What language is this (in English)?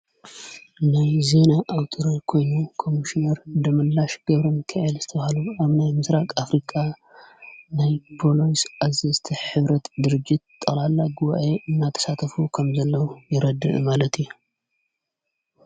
Tigrinya